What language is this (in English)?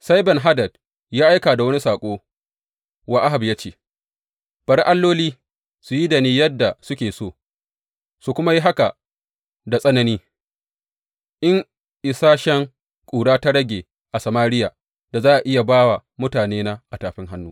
Hausa